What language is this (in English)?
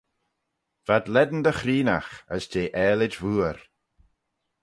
Manx